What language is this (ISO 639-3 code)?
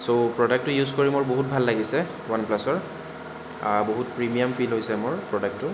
asm